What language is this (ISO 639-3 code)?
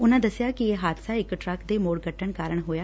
pan